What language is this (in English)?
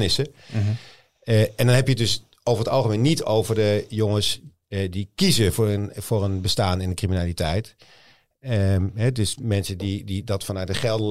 Dutch